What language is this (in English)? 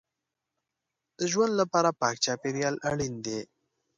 Pashto